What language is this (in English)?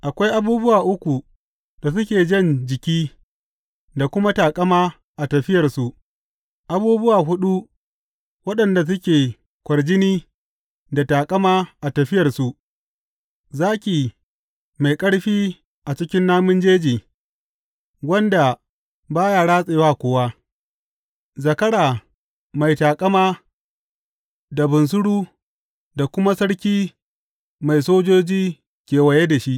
Hausa